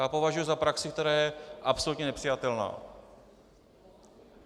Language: Czech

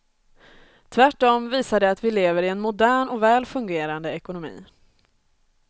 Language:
Swedish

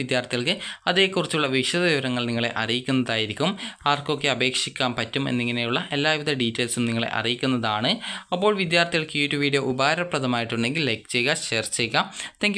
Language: Malayalam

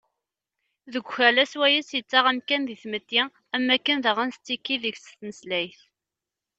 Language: Kabyle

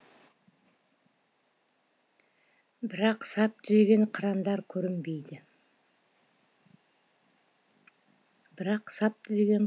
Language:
Kazakh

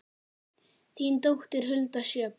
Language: Icelandic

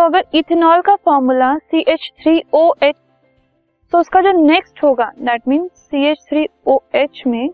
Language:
Hindi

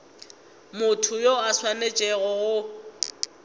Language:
Northern Sotho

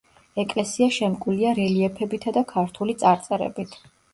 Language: Georgian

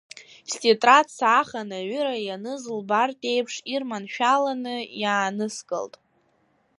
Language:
Abkhazian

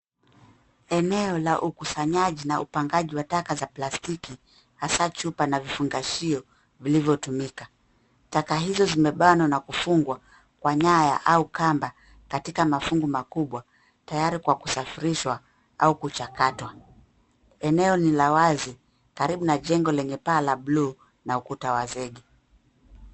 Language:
Swahili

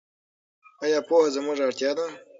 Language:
Pashto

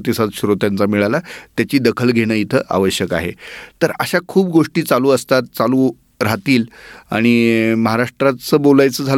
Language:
Marathi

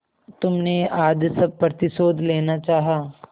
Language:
Hindi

